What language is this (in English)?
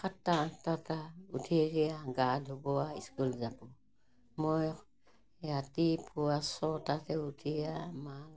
Assamese